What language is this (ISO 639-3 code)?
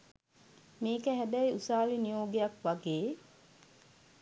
sin